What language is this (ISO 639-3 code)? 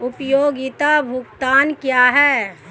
hin